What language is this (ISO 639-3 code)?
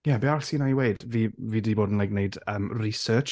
cym